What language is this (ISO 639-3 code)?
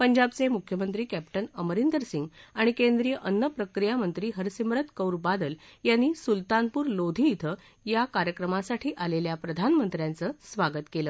mar